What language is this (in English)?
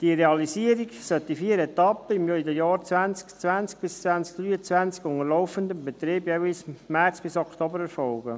Swiss German